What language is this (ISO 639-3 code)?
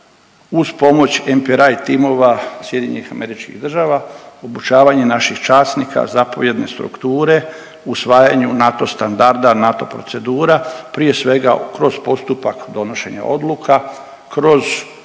hrv